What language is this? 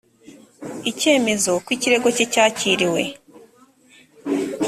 Kinyarwanda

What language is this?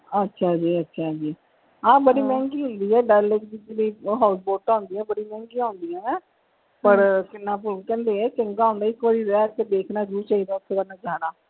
Punjabi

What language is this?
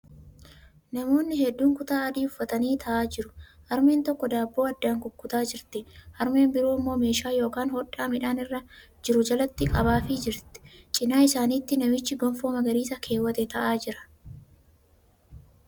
Oromo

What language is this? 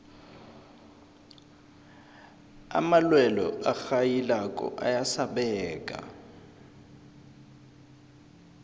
South Ndebele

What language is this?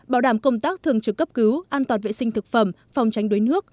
Vietnamese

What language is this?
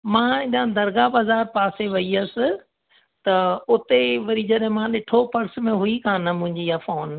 Sindhi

